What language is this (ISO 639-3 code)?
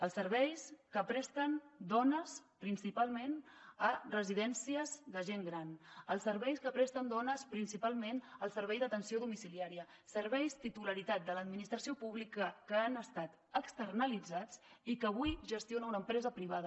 cat